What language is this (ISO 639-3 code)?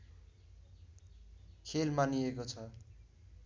nep